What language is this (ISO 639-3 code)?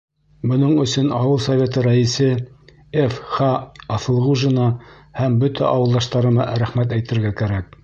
bak